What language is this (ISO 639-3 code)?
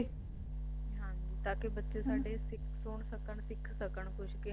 pan